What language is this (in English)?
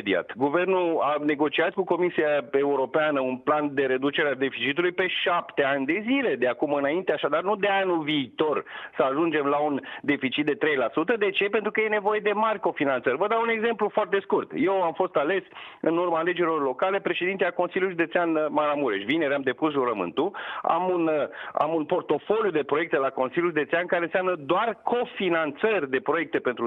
Romanian